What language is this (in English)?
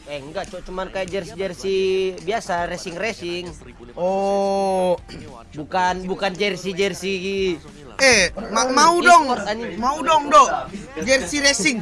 Indonesian